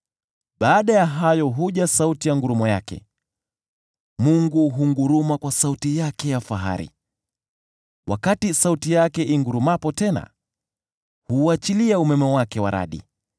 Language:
Swahili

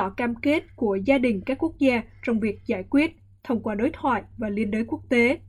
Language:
Vietnamese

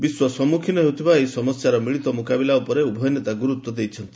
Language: Odia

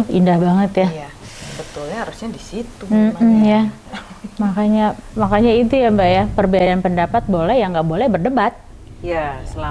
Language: Indonesian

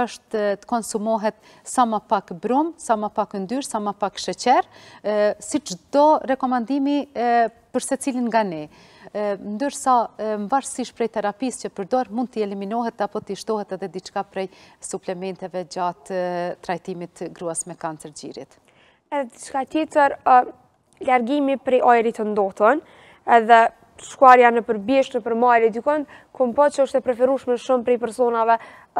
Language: Romanian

